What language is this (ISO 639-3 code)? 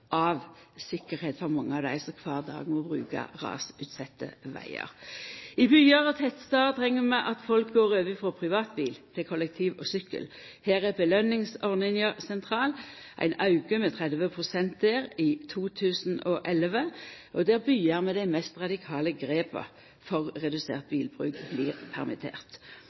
nno